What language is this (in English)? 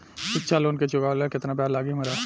Bhojpuri